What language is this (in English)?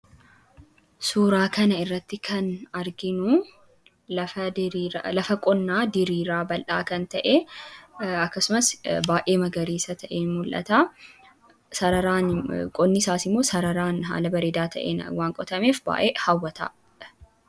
Oromo